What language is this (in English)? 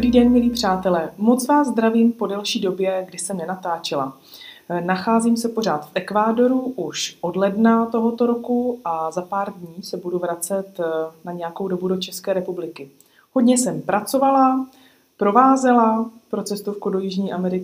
Czech